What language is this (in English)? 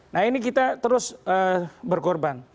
Indonesian